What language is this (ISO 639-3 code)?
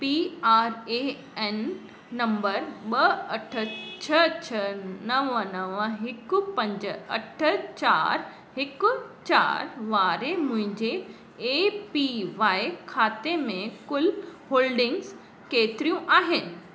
snd